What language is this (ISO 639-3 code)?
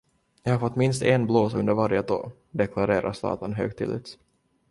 swe